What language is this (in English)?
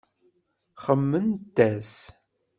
Kabyle